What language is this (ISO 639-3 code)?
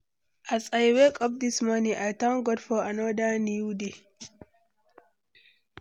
pcm